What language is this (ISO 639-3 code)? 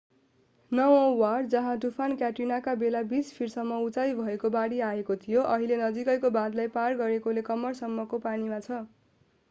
nep